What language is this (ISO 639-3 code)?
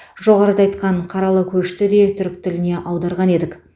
kaz